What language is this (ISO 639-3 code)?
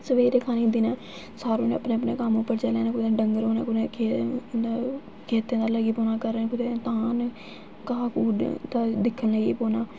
doi